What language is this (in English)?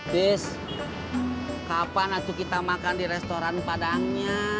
Indonesian